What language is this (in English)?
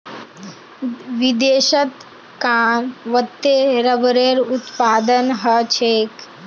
Magahi